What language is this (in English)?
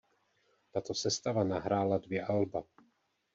Czech